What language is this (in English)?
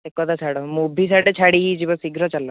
Odia